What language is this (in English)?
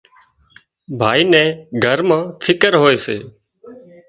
Wadiyara Koli